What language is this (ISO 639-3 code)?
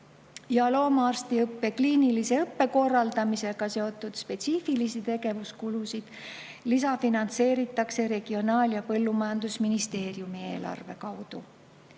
est